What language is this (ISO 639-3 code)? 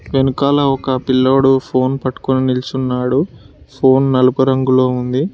tel